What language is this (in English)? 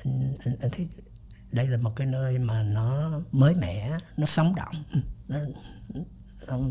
Vietnamese